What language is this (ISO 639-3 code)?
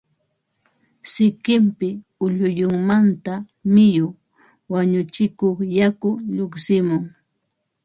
qva